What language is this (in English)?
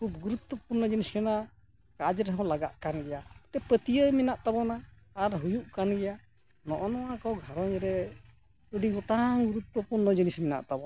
Santali